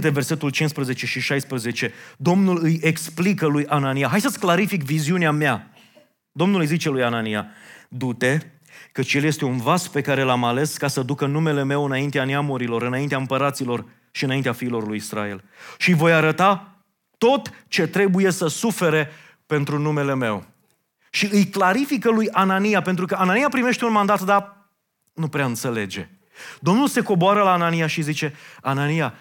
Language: Romanian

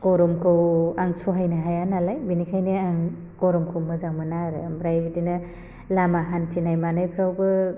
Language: Bodo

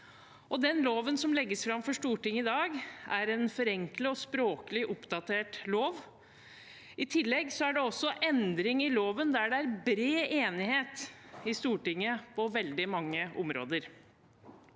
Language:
Norwegian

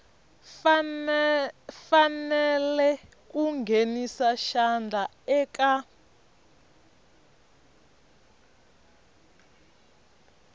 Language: Tsonga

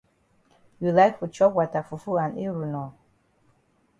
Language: Cameroon Pidgin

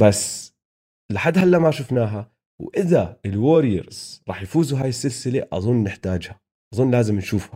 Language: Arabic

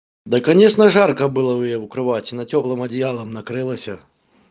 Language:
Russian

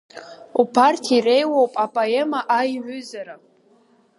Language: Abkhazian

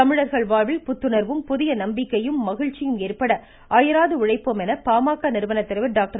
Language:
Tamil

